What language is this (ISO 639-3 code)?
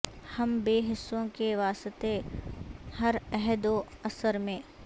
urd